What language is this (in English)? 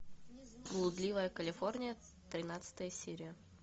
Russian